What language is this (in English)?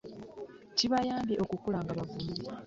Ganda